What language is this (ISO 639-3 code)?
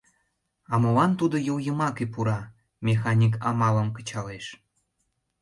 chm